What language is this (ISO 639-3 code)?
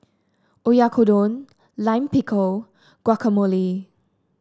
eng